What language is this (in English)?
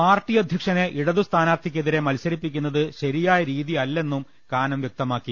Malayalam